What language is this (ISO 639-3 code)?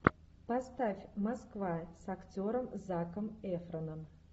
rus